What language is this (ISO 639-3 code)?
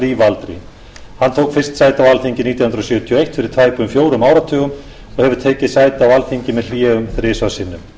isl